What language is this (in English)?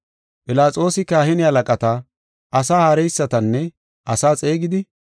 Gofa